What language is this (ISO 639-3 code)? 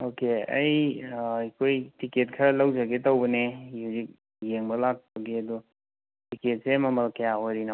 mni